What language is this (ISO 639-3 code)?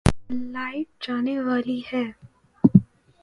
urd